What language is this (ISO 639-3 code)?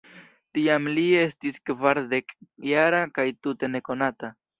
epo